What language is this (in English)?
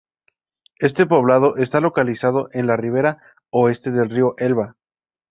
Spanish